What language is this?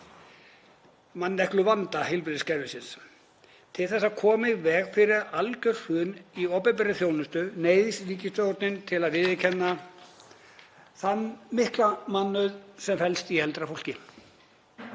Icelandic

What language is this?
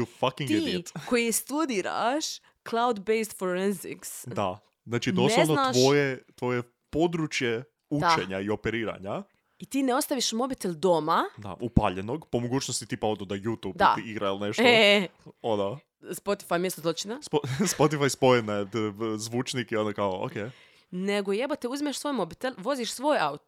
Croatian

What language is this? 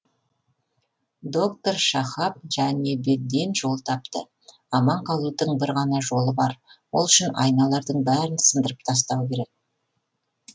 Kazakh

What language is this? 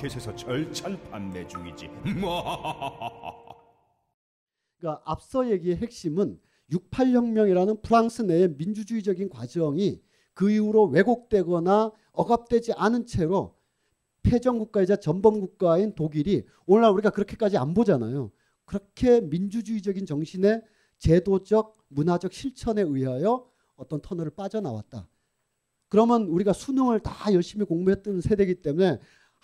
Korean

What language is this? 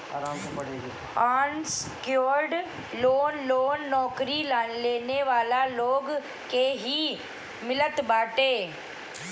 Bhojpuri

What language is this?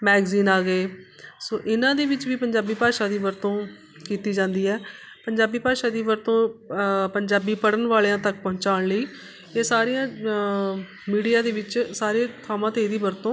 Punjabi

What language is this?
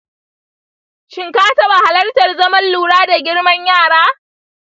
Hausa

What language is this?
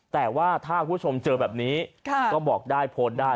Thai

